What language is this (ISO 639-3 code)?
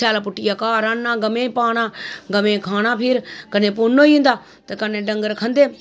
doi